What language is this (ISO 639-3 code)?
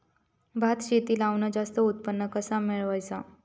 mar